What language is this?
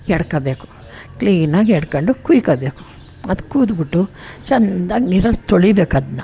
Kannada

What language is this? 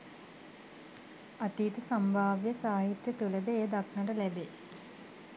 Sinhala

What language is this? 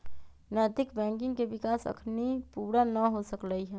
Magahi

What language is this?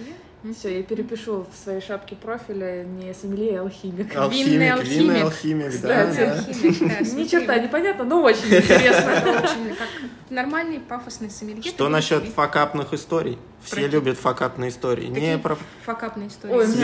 Russian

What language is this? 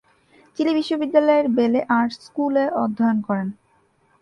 Bangla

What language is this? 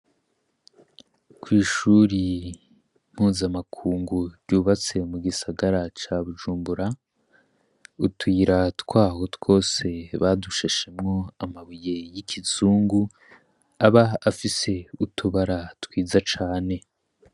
Rundi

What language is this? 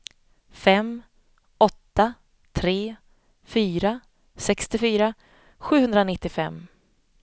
Swedish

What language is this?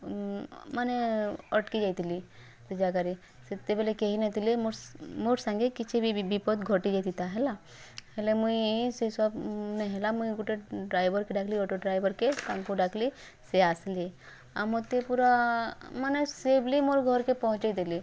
Odia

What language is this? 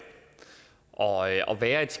Danish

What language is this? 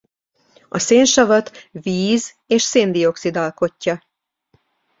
Hungarian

